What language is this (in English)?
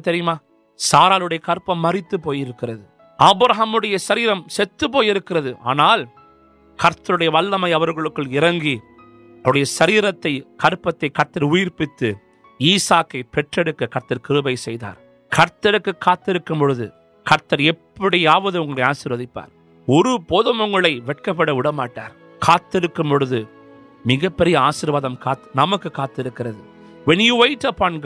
Urdu